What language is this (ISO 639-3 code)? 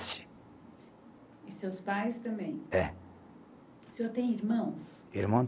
por